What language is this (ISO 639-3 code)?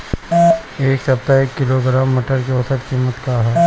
bho